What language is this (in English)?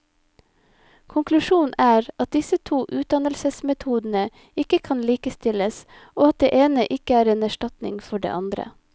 Norwegian